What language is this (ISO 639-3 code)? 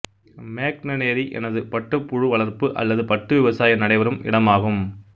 tam